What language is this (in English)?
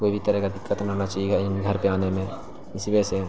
Urdu